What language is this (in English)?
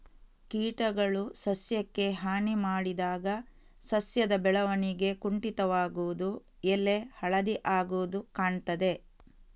Kannada